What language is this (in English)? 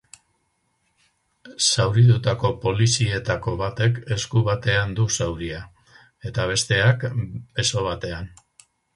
Basque